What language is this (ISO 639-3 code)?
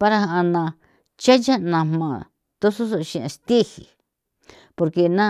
pow